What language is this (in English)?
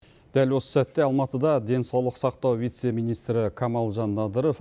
Kazakh